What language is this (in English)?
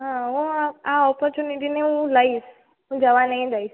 Gujarati